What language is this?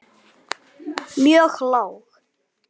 Icelandic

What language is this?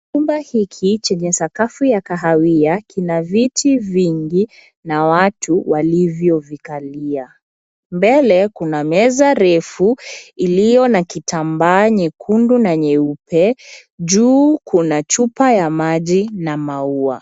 Swahili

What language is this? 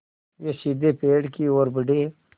Hindi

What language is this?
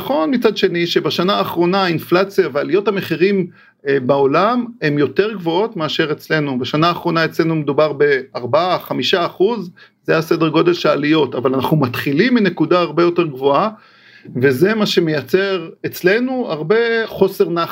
Hebrew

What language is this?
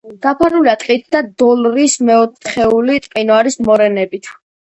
Georgian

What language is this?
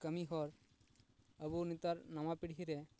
Santali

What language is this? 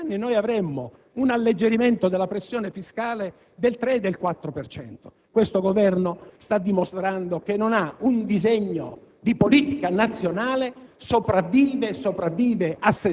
Italian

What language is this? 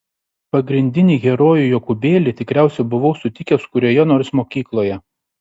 Lithuanian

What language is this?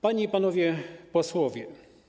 Polish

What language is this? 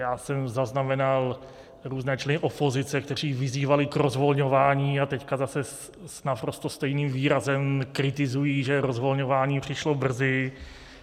Czech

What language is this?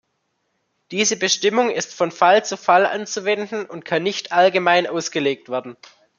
German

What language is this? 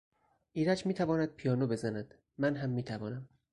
Persian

